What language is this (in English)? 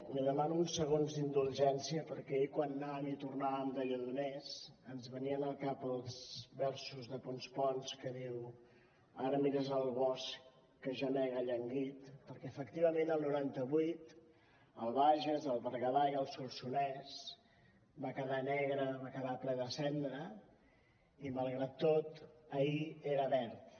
Catalan